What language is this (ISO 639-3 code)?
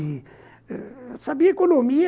por